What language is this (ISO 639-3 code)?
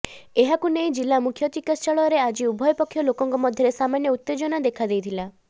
ori